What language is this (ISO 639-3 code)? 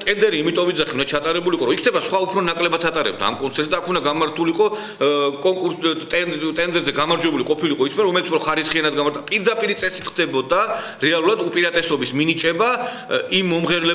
pol